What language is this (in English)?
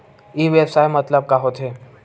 Chhattisgarhi